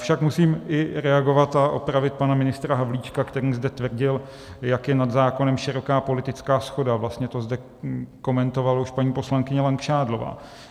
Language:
Czech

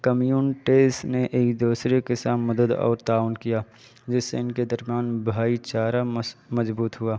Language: Urdu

